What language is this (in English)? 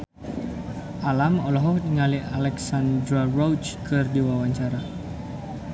Sundanese